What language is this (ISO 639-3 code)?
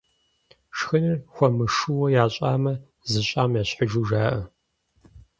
kbd